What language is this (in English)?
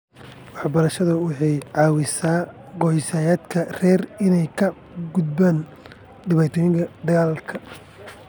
Somali